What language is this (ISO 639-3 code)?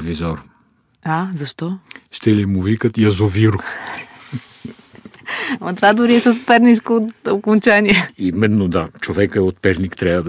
bul